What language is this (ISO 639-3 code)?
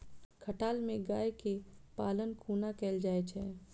mai